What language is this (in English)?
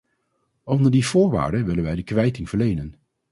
Dutch